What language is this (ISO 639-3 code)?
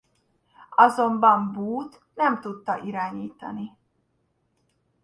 hun